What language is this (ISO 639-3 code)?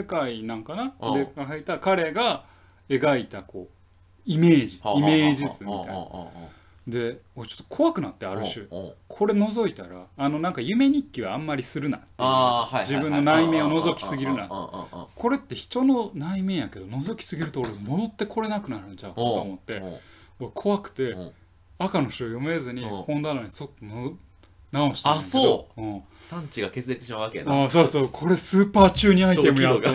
jpn